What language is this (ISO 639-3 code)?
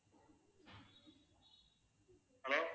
tam